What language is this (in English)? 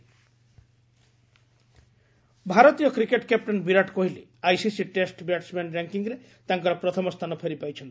Odia